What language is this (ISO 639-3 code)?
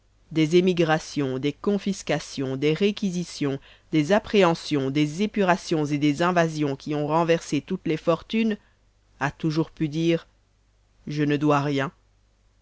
fra